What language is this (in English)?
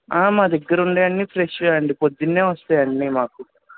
Telugu